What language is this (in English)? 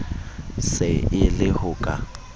Southern Sotho